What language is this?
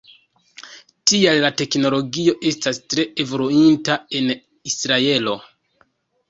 Esperanto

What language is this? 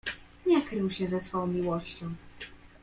Polish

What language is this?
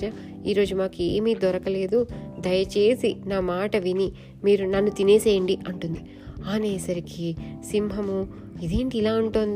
Telugu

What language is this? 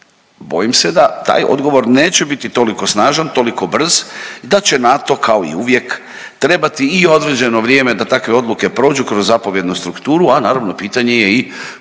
Croatian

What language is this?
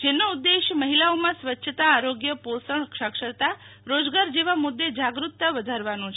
Gujarati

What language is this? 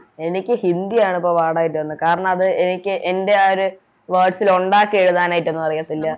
Malayalam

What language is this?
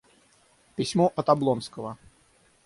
Russian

